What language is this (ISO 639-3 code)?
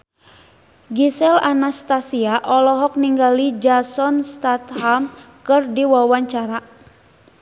sun